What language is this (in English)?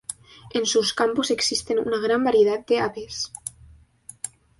Spanish